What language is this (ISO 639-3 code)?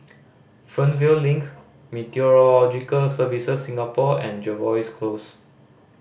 eng